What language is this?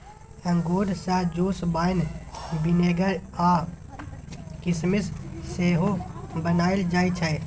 Maithili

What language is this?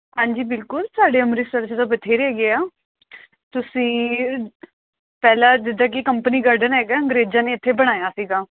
Punjabi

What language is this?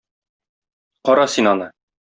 Tatar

